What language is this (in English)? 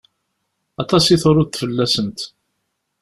Kabyle